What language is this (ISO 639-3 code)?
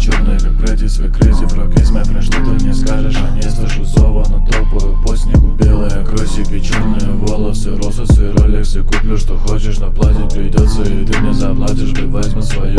rus